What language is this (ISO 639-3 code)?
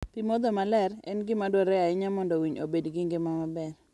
luo